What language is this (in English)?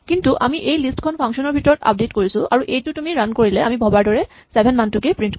Assamese